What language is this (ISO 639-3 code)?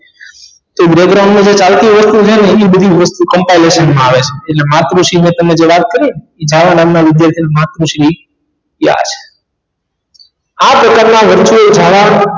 guj